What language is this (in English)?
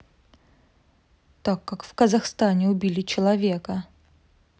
Russian